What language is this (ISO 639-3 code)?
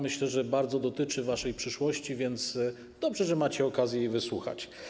pol